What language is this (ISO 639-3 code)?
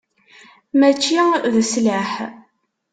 kab